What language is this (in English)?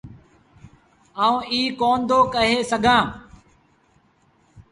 Sindhi Bhil